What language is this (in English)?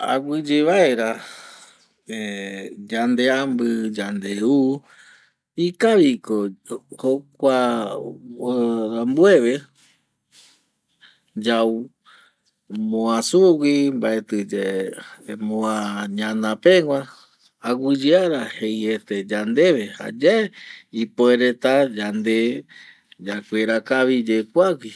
Eastern Bolivian Guaraní